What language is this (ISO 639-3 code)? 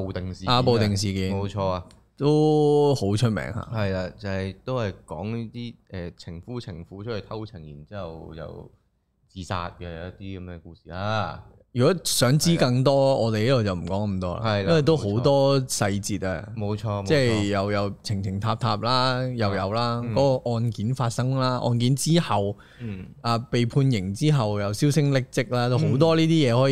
zho